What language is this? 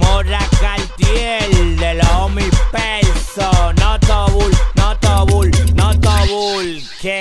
Spanish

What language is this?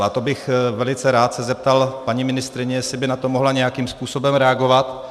Czech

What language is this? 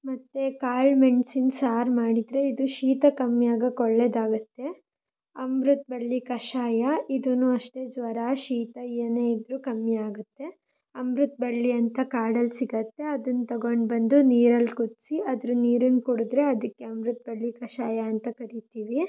Kannada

